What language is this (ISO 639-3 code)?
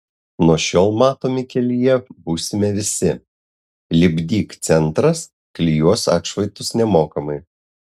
lit